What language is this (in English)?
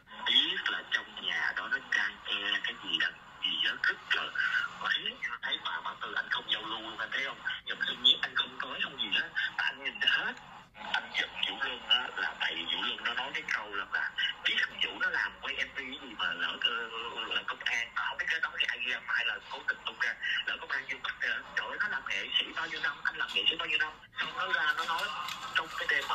Vietnamese